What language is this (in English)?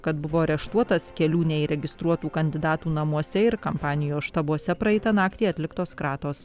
Lithuanian